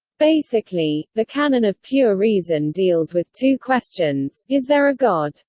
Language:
English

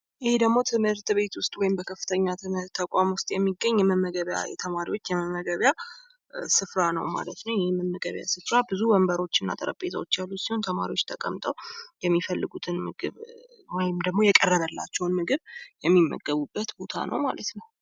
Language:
Amharic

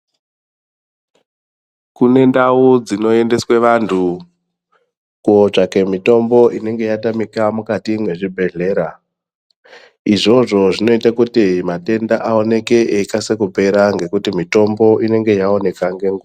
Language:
Ndau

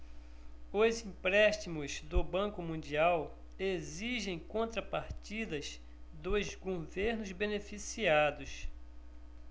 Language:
Portuguese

